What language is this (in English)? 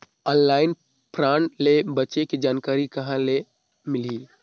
Chhattisgarhi